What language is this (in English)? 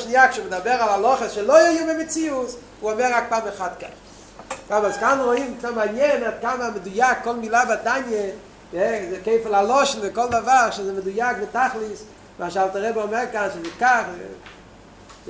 Hebrew